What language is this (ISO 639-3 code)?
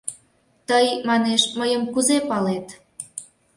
chm